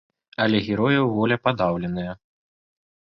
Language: Belarusian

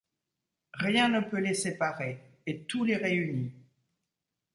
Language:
French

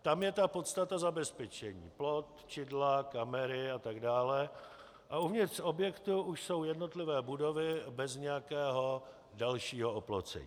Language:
Czech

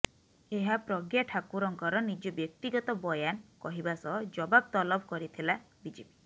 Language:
Odia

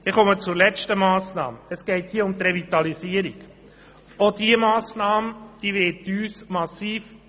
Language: Swiss German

